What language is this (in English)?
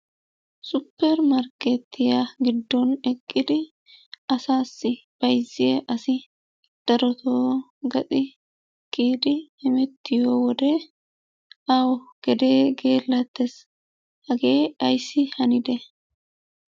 Wolaytta